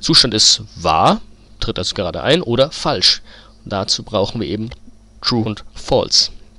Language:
German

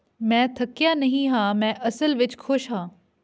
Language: Punjabi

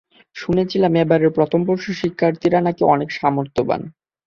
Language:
Bangla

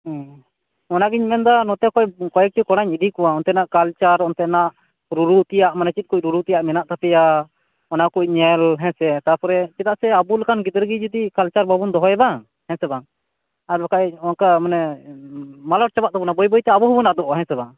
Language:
Santali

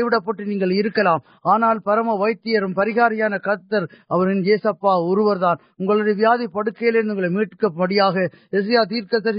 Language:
Urdu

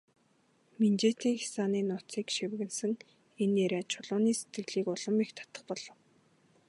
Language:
Mongolian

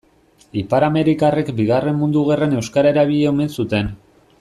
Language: Basque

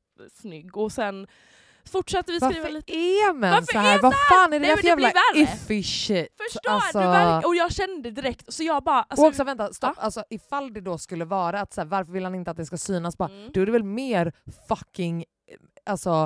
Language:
Swedish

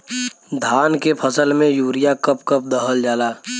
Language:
Bhojpuri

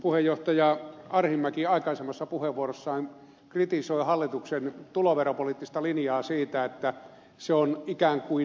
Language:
Finnish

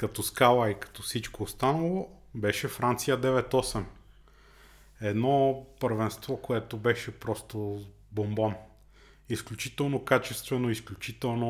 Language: Bulgarian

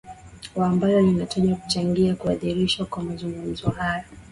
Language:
Swahili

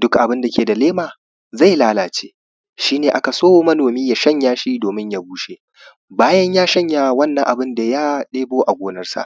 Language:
Hausa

